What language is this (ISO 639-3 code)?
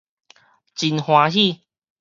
nan